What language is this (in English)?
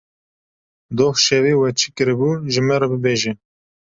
Kurdish